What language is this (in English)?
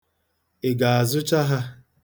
Igbo